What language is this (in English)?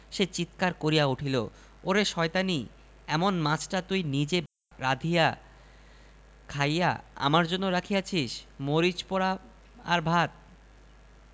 Bangla